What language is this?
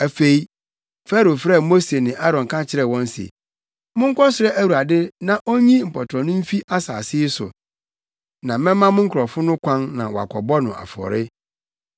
Akan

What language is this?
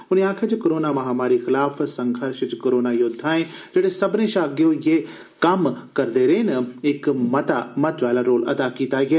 Dogri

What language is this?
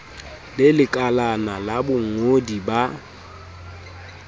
Southern Sotho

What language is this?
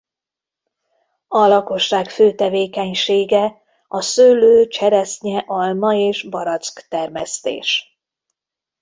Hungarian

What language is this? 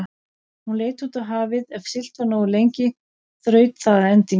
Icelandic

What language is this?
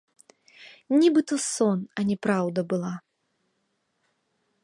Belarusian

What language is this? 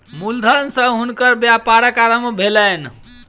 Maithili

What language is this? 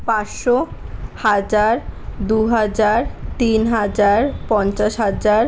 Bangla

